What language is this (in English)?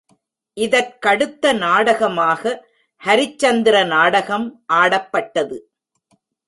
Tamil